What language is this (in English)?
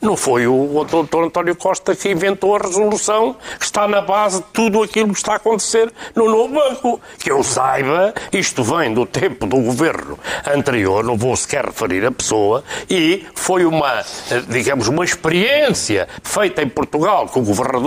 Portuguese